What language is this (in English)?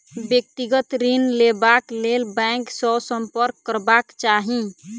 Maithili